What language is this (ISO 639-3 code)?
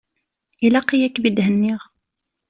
kab